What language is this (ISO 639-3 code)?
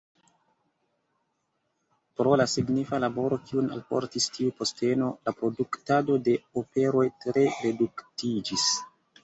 epo